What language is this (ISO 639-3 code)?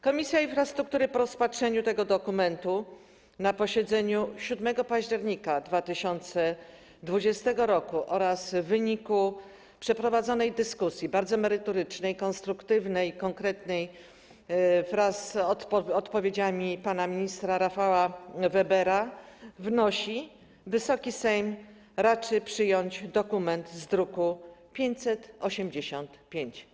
pol